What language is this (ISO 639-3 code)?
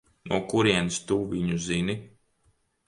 lav